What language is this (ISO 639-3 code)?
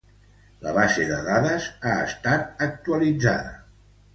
cat